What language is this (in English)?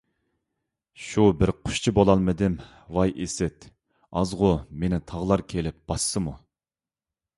Uyghur